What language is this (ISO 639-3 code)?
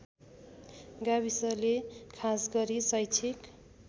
nep